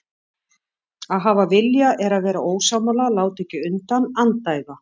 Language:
Icelandic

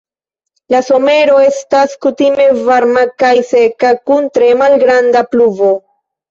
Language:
Esperanto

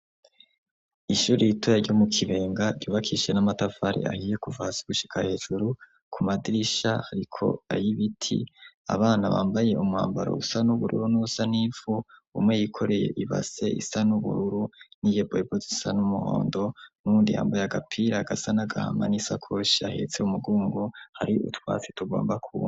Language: Rundi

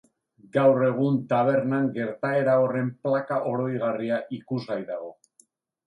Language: Basque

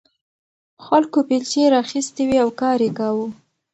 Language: Pashto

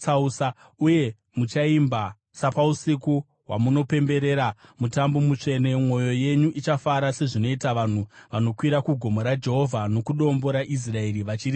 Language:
Shona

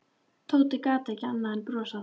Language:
Icelandic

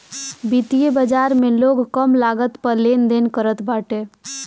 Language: Bhojpuri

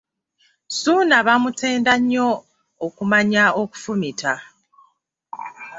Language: Ganda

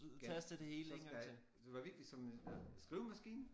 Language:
Danish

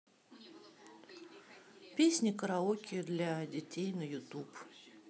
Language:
Russian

